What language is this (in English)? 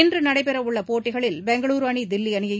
Tamil